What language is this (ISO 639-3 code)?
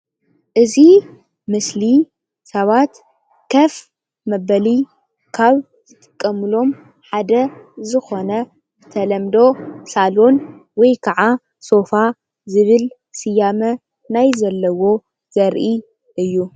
tir